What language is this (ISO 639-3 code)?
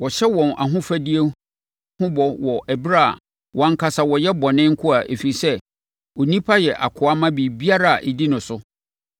aka